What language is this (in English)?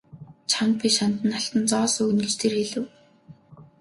Mongolian